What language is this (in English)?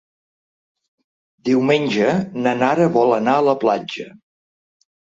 Catalan